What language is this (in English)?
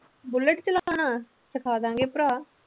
Punjabi